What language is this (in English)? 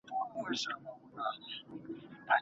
Pashto